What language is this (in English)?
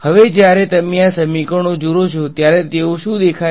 Gujarati